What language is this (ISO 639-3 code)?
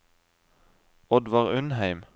nor